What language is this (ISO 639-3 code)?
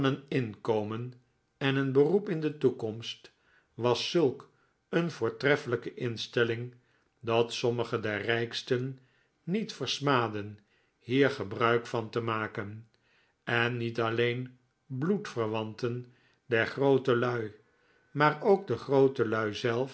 nld